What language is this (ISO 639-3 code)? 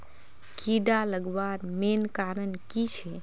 mag